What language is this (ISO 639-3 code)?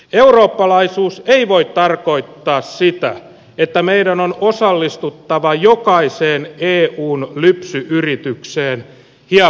fin